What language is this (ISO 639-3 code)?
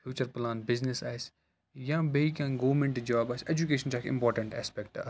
kas